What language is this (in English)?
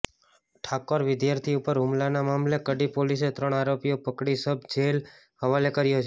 Gujarati